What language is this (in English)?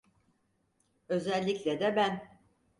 Turkish